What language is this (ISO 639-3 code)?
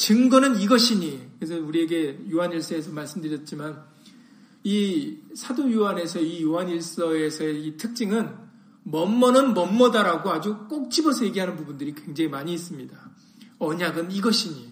kor